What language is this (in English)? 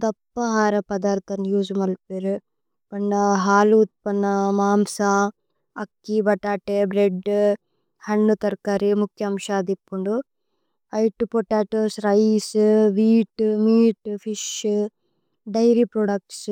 Tulu